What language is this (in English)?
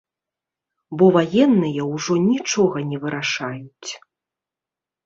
Belarusian